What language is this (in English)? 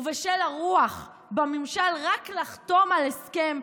Hebrew